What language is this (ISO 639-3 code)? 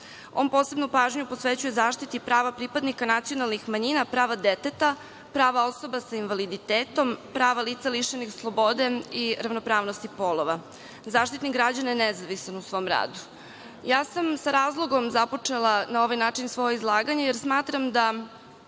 srp